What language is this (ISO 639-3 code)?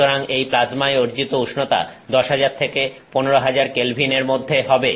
ben